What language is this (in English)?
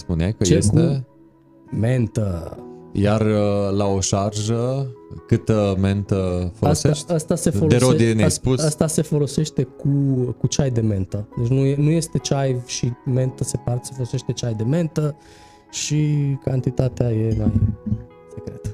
Romanian